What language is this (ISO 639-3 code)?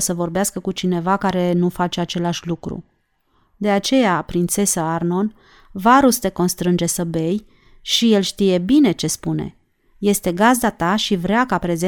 ron